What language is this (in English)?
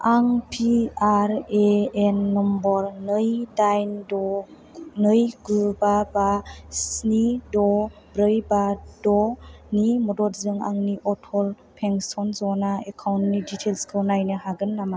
Bodo